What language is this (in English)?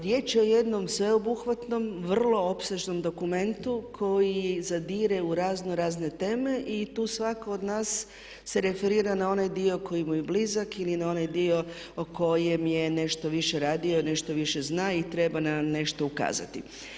Croatian